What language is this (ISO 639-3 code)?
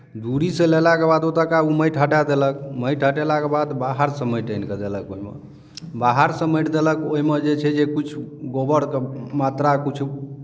mai